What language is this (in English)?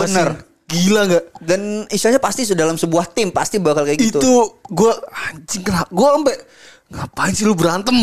Indonesian